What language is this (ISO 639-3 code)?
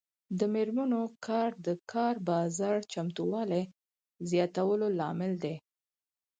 pus